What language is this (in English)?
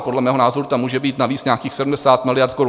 Czech